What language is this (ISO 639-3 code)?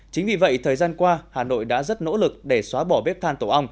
vie